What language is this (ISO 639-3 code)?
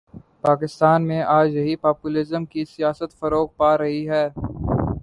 urd